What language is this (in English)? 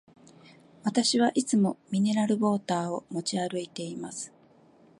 Japanese